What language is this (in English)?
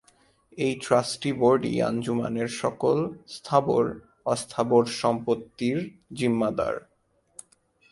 Bangla